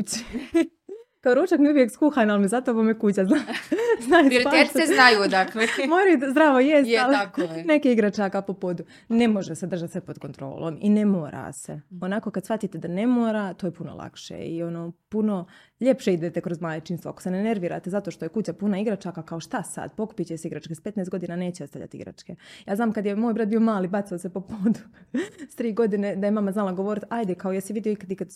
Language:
Croatian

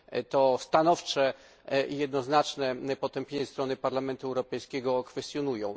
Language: Polish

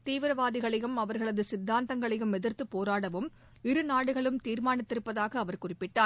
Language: Tamil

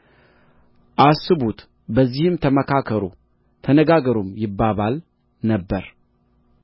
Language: Amharic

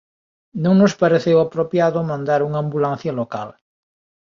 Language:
Galician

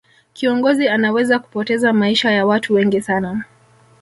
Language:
Swahili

